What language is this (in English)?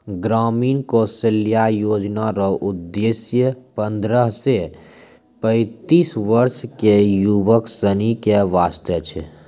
Maithili